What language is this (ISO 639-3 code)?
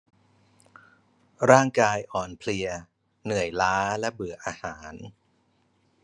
tha